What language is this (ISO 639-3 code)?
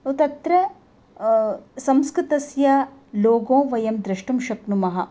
san